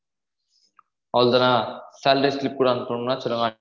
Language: Tamil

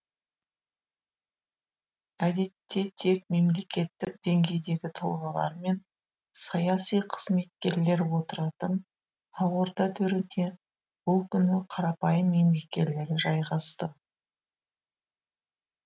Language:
Kazakh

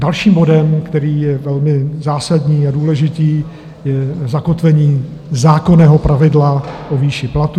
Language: Czech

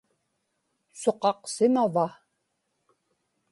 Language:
Inupiaq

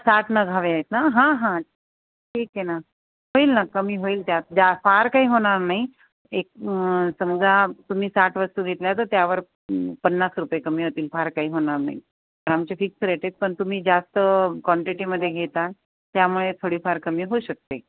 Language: Marathi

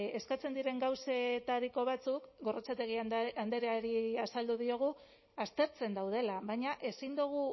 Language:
Basque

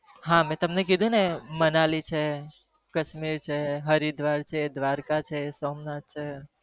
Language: Gujarati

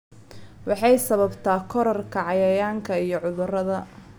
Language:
Somali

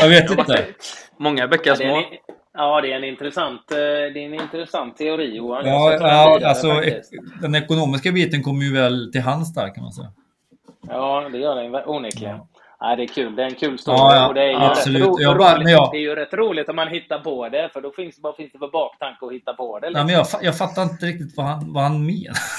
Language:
Swedish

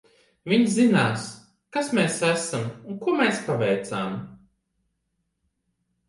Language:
Latvian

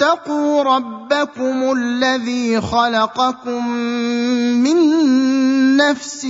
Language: Arabic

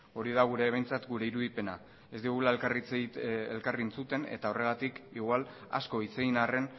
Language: Basque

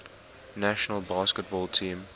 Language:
English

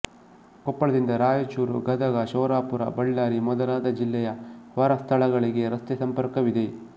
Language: Kannada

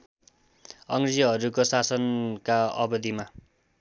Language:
Nepali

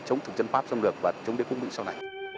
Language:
Vietnamese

